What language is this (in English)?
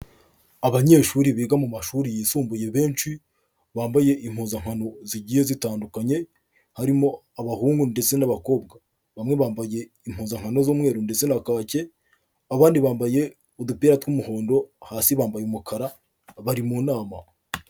Kinyarwanda